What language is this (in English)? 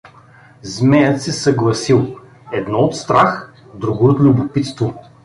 Bulgarian